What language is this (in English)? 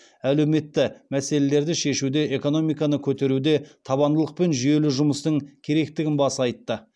Kazakh